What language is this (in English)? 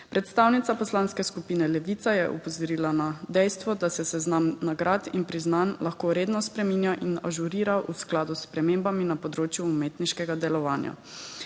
Slovenian